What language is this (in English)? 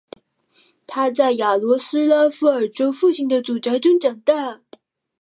Chinese